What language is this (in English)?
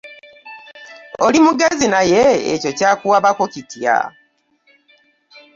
Ganda